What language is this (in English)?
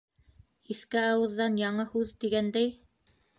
Bashkir